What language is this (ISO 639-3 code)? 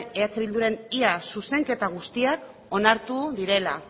eus